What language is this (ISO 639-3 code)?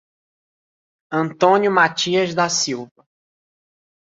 por